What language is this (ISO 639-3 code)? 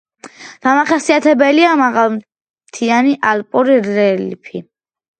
kat